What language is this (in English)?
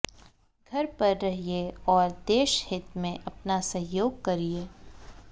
Hindi